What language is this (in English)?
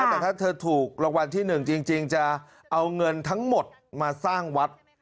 Thai